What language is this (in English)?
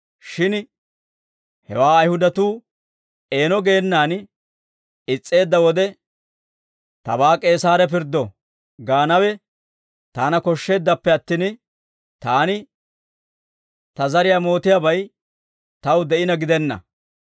Dawro